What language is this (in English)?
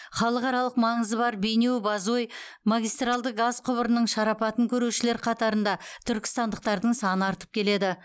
Kazakh